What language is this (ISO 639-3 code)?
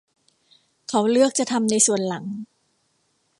tha